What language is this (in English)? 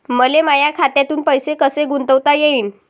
Marathi